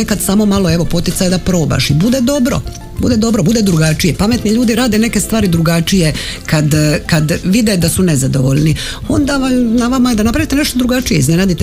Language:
Croatian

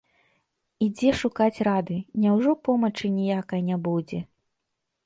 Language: Belarusian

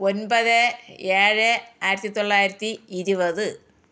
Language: Malayalam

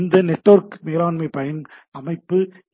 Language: Tamil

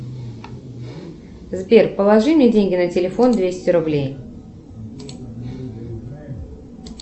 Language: Russian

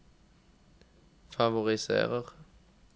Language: Norwegian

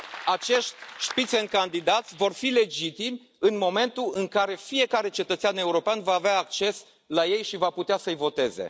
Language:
Romanian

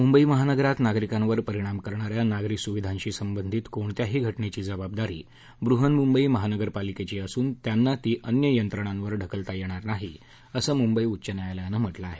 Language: Marathi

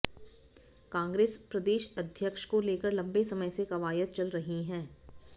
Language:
Hindi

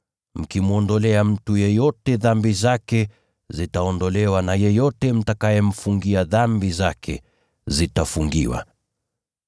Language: Swahili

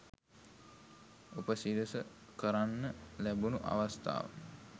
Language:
Sinhala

